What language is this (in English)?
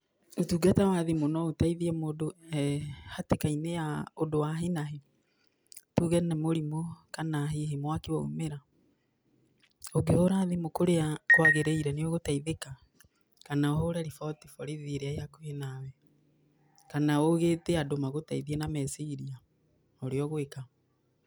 Kikuyu